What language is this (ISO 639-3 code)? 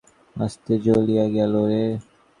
ben